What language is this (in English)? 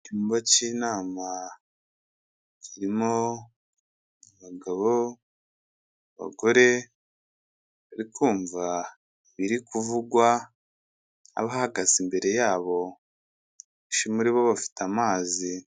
Kinyarwanda